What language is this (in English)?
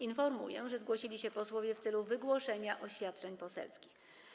Polish